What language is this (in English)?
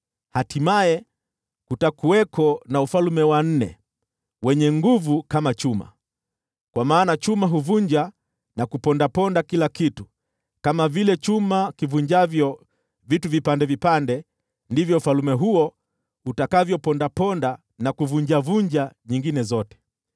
Swahili